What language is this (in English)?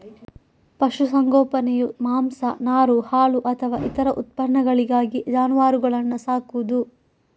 Kannada